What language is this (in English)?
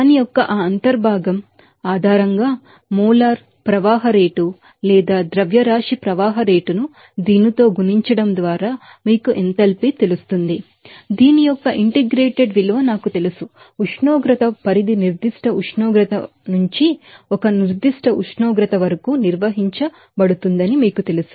Telugu